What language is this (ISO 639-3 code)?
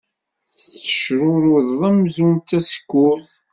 kab